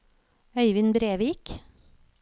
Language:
Norwegian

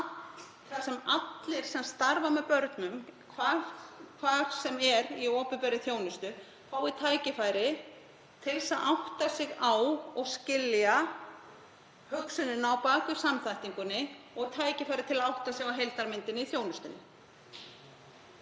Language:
Icelandic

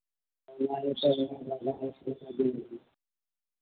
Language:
Santali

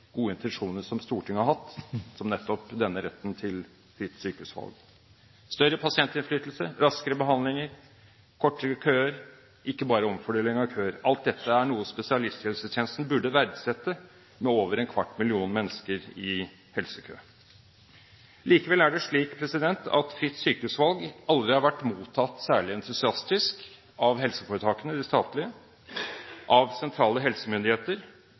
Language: Norwegian Bokmål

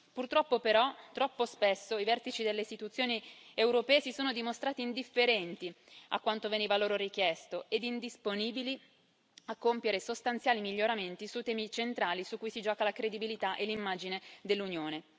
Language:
Italian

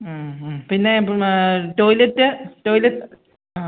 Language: Malayalam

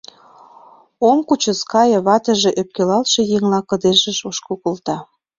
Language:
Mari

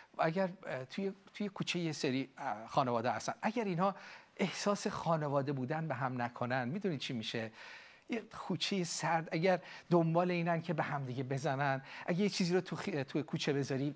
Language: Persian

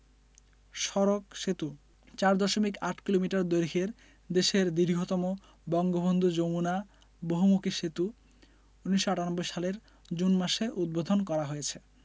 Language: Bangla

